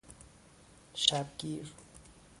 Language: Persian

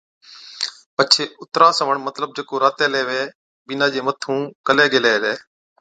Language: Od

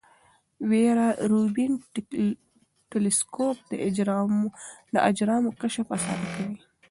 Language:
Pashto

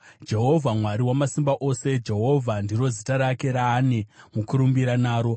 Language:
Shona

